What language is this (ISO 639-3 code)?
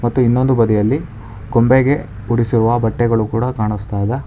kan